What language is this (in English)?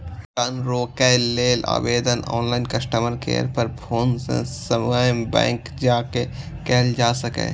Maithili